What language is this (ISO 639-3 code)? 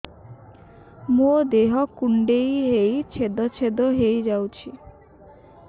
ori